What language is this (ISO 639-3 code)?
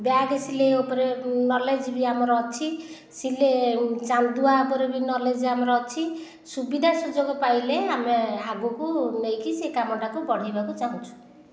ori